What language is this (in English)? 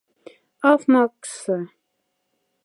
Moksha